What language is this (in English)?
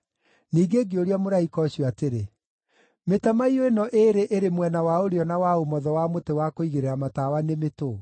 Kikuyu